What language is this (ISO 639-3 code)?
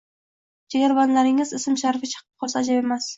uzb